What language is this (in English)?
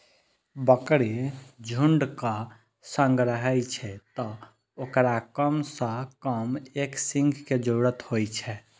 Maithili